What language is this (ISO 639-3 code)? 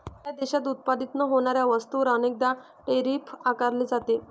mar